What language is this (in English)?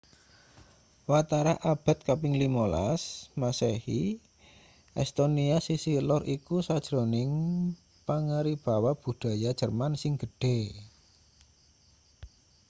Javanese